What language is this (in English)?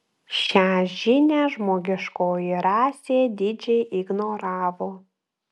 Lithuanian